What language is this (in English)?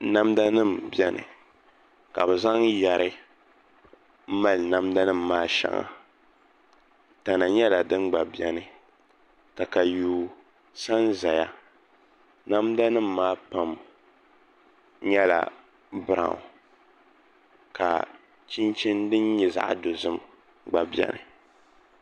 Dagbani